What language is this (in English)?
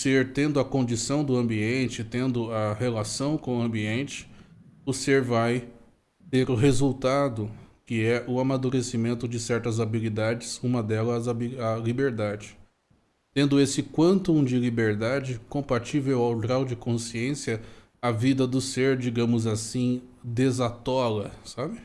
Portuguese